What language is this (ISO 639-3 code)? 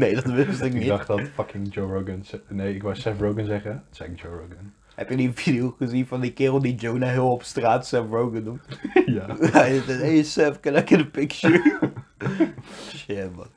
nld